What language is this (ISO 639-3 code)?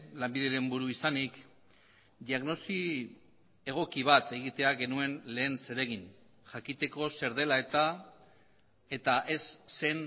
eus